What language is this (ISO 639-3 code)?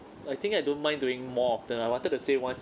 eng